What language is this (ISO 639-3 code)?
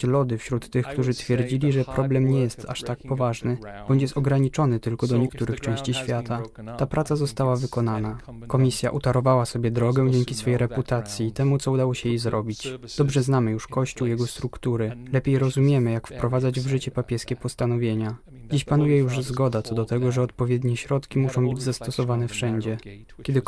pol